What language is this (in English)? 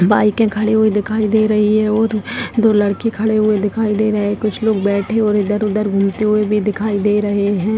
Hindi